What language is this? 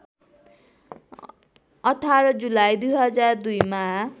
Nepali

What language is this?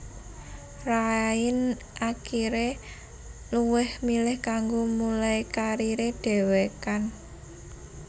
Javanese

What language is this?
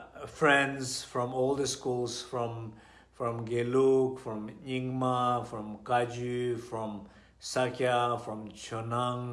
English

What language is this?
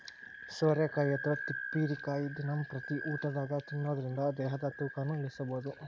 Kannada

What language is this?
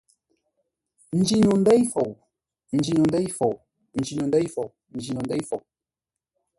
Ngombale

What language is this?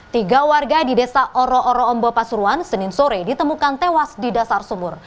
Indonesian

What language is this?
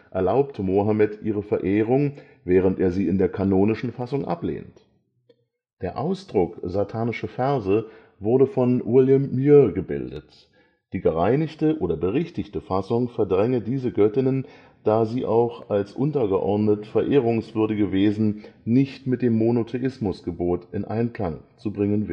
German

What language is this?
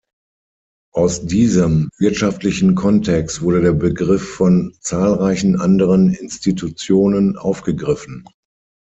German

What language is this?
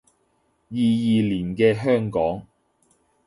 Cantonese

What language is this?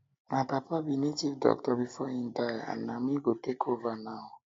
Nigerian Pidgin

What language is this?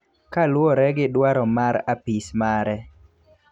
Luo (Kenya and Tanzania)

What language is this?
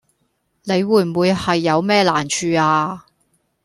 Cantonese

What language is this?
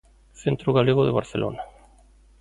Galician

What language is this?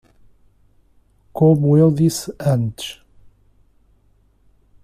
Portuguese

